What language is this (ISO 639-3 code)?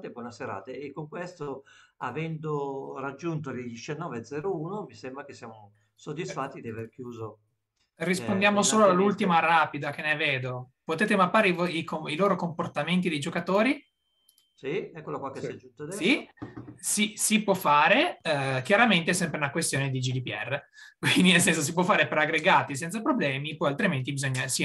ita